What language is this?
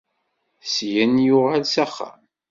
Kabyle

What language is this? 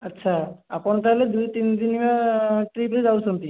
Odia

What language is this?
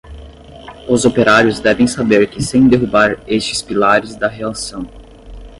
Portuguese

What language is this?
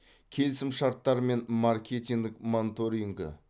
Kazakh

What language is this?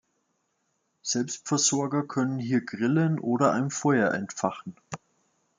German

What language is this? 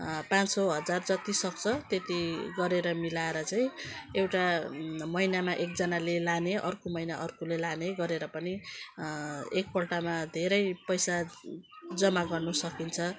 Nepali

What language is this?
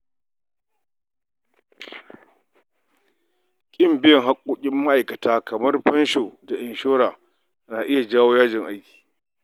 Hausa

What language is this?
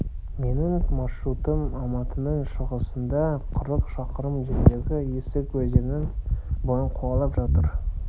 Kazakh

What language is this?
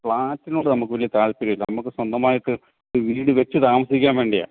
Malayalam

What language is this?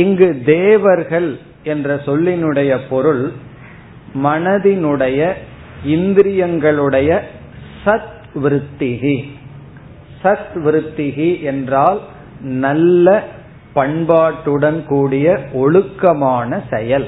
Tamil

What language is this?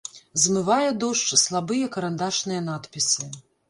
Belarusian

